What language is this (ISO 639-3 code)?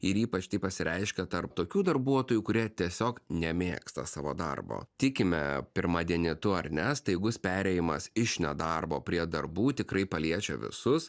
lit